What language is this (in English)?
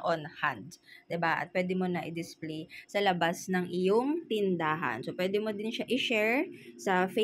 Filipino